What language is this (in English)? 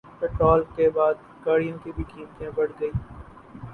Urdu